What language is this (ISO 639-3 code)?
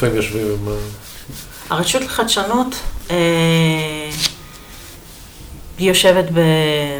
heb